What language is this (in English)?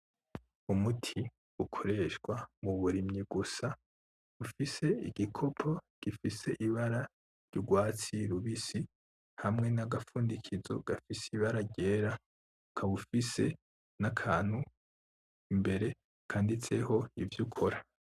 Rundi